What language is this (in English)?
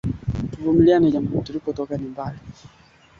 Swahili